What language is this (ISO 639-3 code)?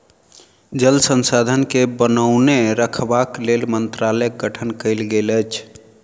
mai